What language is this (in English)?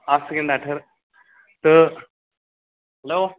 Kashmiri